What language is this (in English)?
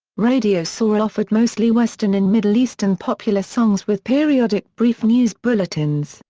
English